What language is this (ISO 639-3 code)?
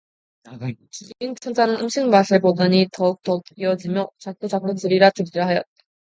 kor